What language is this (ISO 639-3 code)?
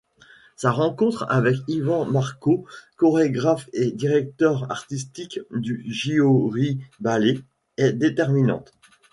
fra